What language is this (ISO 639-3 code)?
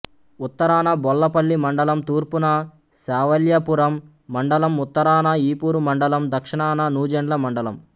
tel